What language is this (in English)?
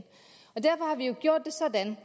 Danish